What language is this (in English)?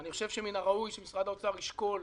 Hebrew